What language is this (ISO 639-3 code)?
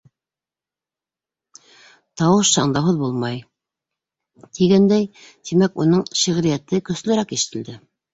bak